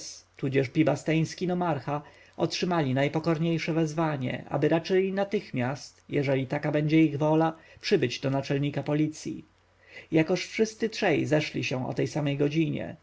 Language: Polish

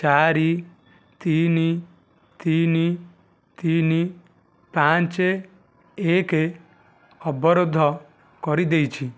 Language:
Odia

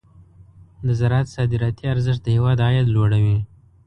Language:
Pashto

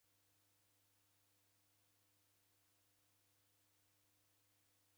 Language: Taita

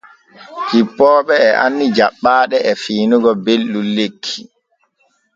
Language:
Borgu Fulfulde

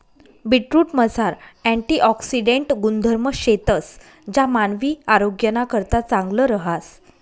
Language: Marathi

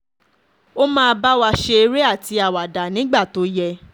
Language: Yoruba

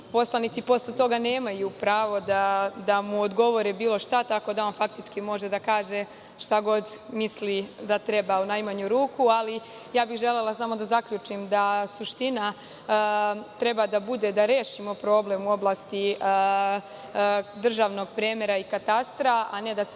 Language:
Serbian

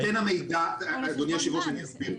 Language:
Hebrew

